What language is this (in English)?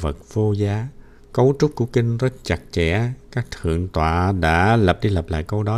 Vietnamese